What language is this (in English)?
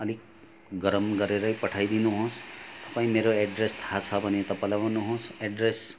Nepali